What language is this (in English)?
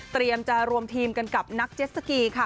Thai